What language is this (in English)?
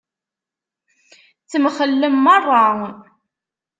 Kabyle